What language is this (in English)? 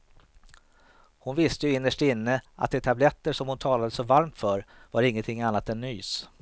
Swedish